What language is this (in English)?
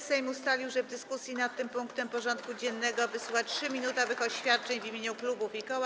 Polish